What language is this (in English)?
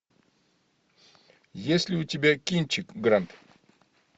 Russian